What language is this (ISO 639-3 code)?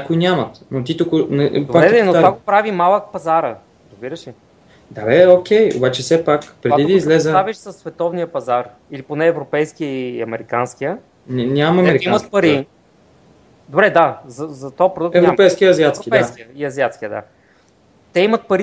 bul